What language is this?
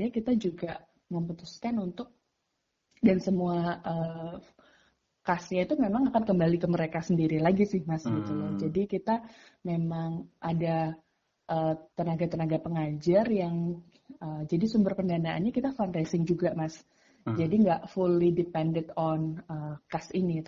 Indonesian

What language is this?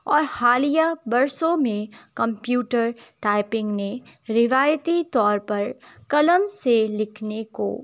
Urdu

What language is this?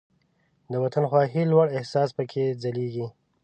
Pashto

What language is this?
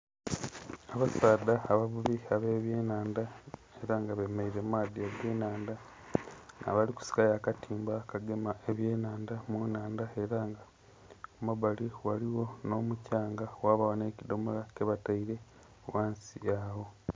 Soga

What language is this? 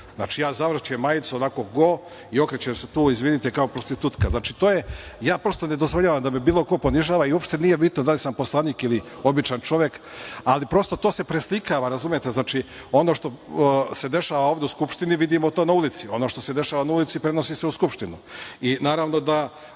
Serbian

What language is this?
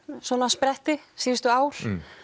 Icelandic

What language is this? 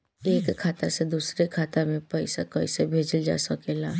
Bhojpuri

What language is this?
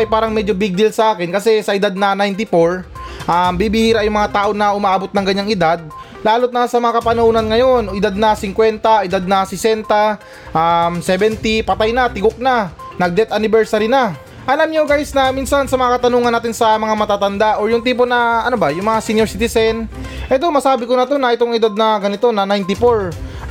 Filipino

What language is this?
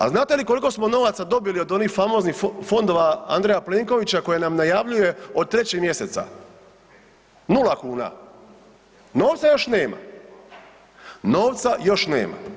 Croatian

